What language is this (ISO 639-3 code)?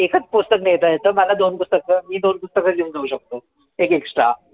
mar